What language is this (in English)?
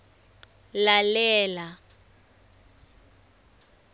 Swati